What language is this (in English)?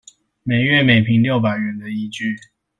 Chinese